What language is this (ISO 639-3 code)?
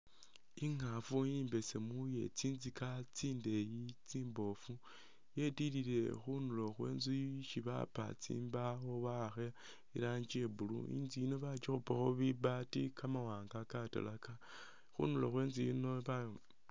myx